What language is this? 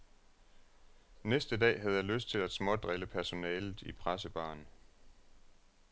Danish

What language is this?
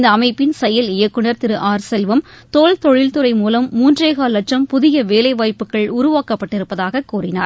Tamil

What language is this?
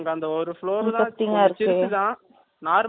Tamil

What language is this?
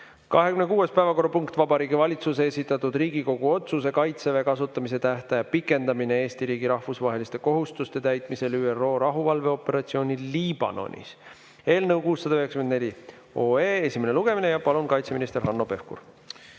Estonian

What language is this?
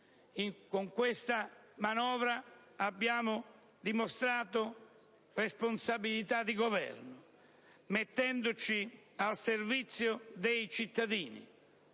Italian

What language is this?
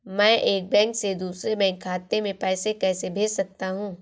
Hindi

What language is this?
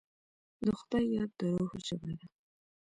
Pashto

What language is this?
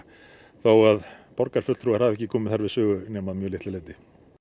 Icelandic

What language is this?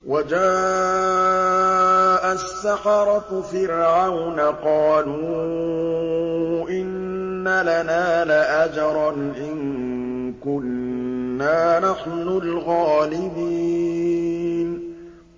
Arabic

